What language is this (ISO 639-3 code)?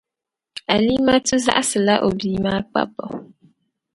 dag